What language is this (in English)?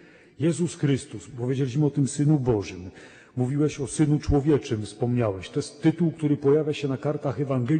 Polish